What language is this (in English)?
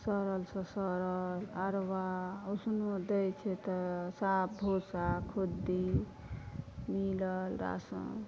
Maithili